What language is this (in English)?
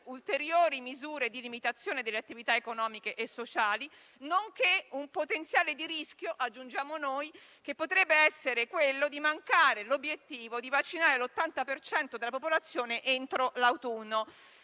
Italian